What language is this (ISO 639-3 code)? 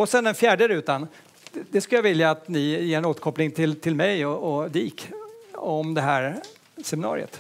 swe